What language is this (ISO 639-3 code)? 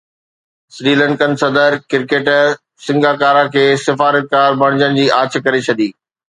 snd